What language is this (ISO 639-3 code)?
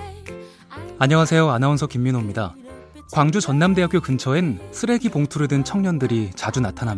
kor